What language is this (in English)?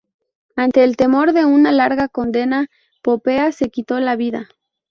Spanish